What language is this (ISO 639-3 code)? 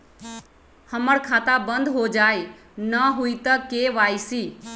mag